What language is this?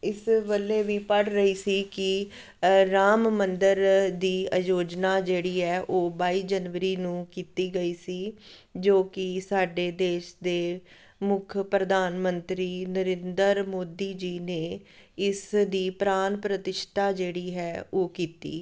Punjabi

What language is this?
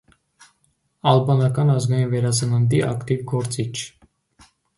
Armenian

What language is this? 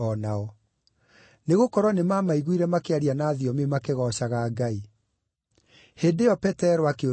Kikuyu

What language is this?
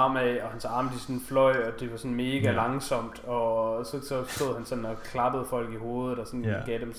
Danish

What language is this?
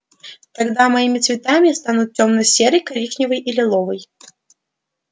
Russian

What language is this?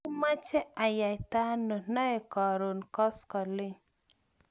Kalenjin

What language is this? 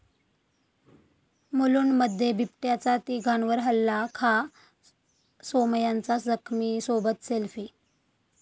Marathi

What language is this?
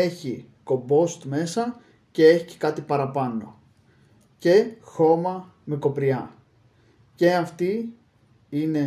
Greek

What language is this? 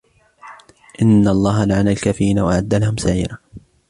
Arabic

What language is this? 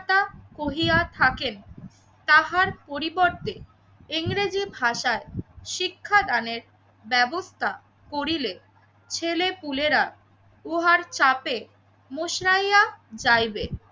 Bangla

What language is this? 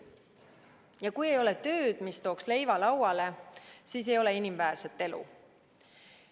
Estonian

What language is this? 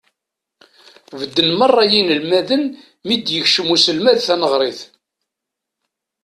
Kabyle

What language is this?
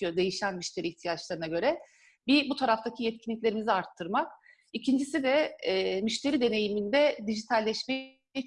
Turkish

